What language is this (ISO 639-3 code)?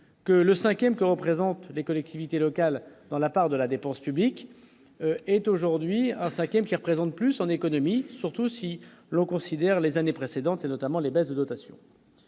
fra